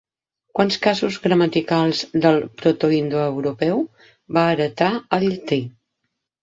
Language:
Catalan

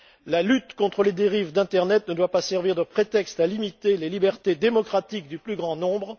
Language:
French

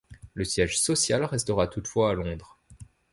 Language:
French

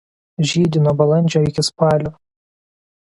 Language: Lithuanian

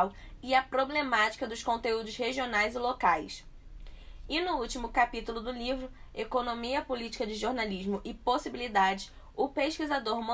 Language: Portuguese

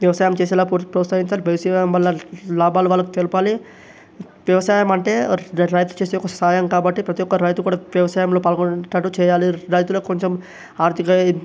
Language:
Telugu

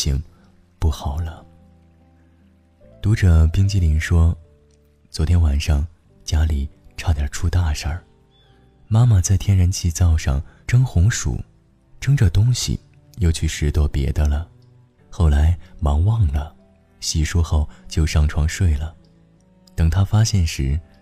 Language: Chinese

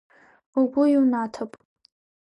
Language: Abkhazian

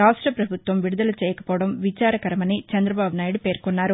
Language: Telugu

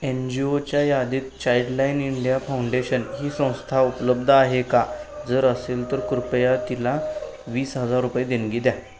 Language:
Marathi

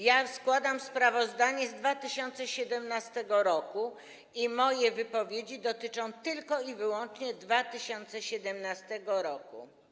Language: Polish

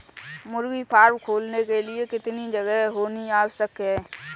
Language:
Hindi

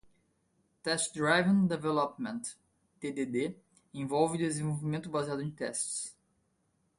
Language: Portuguese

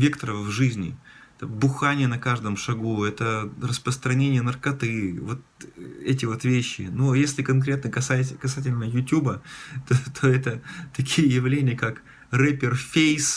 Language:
Russian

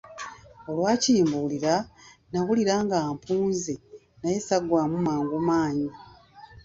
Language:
Ganda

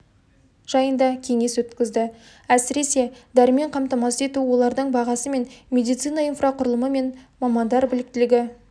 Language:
Kazakh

